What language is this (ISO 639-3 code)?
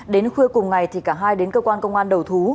vie